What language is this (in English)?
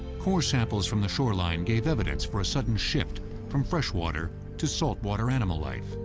English